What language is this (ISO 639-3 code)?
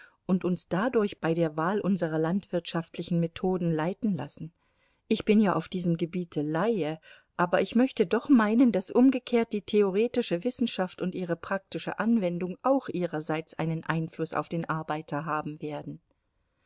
deu